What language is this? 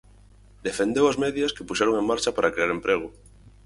Galician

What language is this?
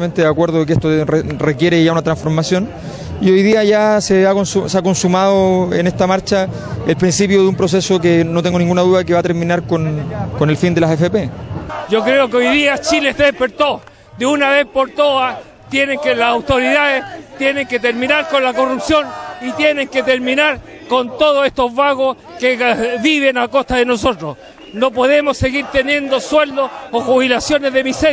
Spanish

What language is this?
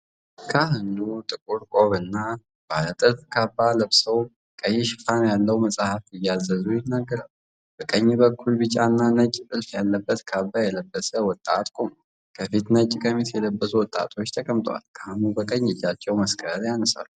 Amharic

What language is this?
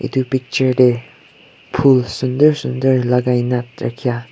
Naga Pidgin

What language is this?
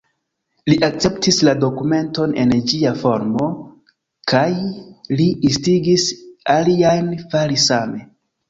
Esperanto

